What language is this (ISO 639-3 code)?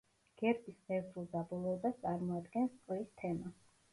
kat